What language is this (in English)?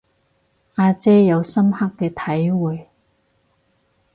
Cantonese